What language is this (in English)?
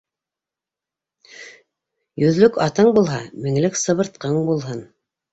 Bashkir